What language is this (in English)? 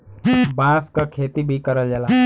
Bhojpuri